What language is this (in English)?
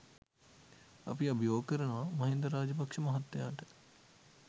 Sinhala